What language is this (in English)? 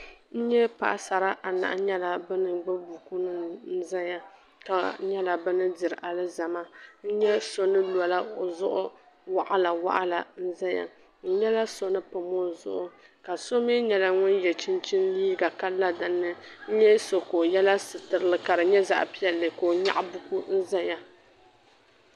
Dagbani